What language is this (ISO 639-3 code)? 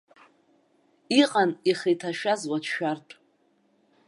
abk